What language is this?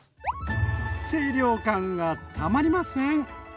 Japanese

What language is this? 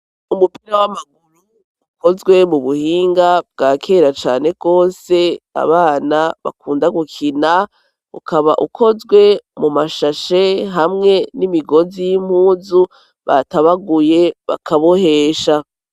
Rundi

